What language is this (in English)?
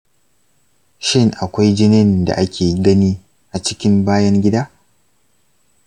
Hausa